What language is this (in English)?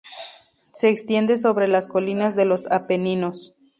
Spanish